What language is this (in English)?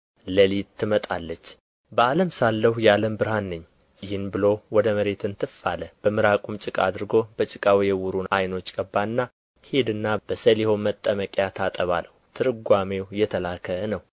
Amharic